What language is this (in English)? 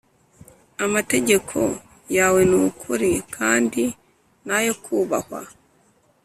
Kinyarwanda